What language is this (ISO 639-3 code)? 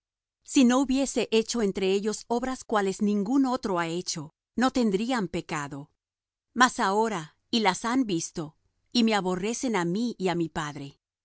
spa